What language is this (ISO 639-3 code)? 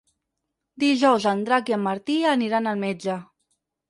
cat